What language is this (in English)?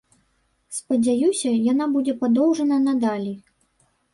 Belarusian